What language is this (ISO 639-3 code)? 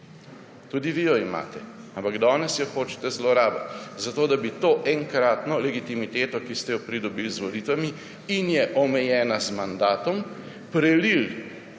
slv